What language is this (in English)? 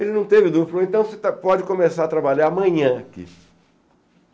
Portuguese